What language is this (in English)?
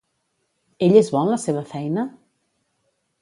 Catalan